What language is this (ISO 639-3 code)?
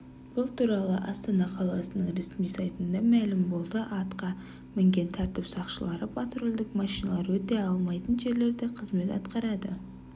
kaz